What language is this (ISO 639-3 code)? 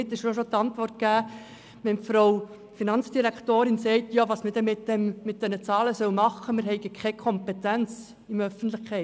gsw